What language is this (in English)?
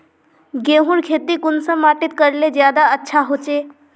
Magahi